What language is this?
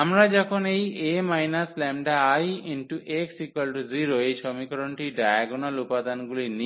Bangla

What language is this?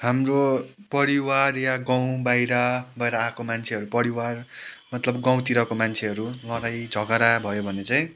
Nepali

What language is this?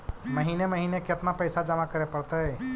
Magahi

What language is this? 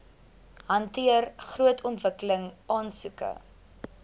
Afrikaans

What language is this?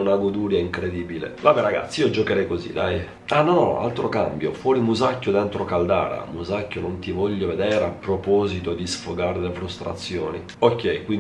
Italian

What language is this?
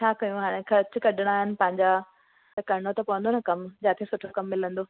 Sindhi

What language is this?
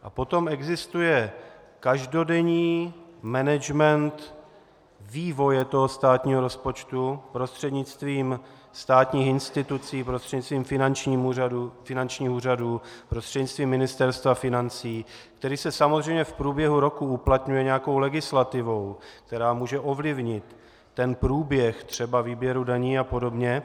Czech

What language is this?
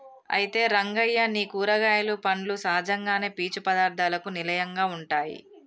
Telugu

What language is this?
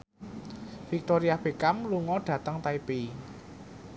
Javanese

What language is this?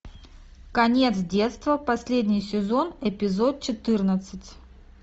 Russian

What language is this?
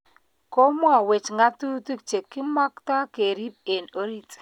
Kalenjin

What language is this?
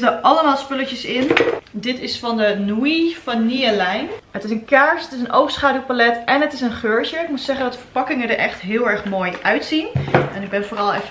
Dutch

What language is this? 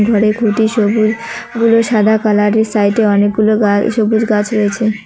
Bangla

